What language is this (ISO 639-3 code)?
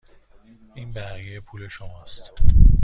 fas